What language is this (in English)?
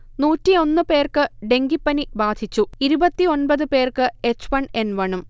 Malayalam